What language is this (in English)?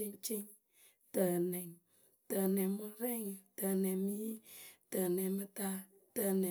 Akebu